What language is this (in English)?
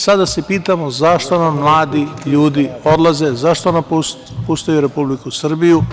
Serbian